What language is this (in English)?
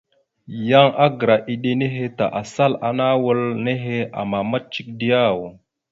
Mada (Cameroon)